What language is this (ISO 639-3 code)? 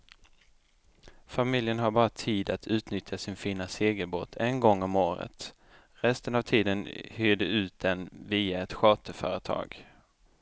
swe